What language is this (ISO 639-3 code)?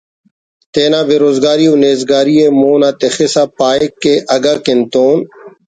brh